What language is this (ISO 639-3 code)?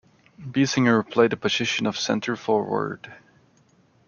eng